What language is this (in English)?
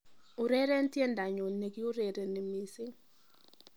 Kalenjin